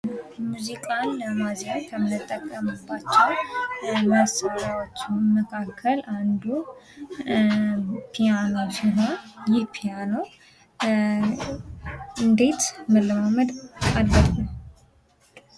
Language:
Amharic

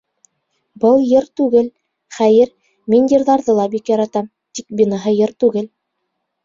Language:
Bashkir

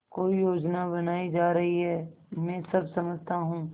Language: Hindi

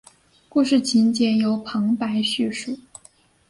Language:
Chinese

